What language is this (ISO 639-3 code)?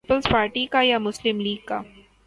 urd